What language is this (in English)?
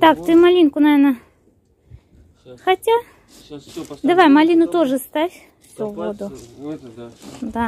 Russian